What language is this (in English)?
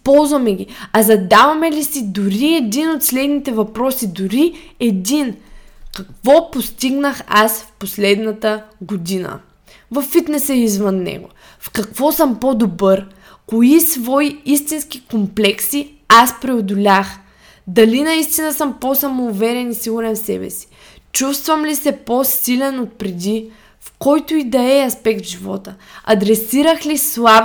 Bulgarian